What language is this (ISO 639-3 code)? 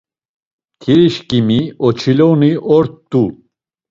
lzz